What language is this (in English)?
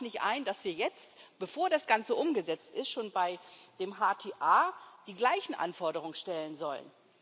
German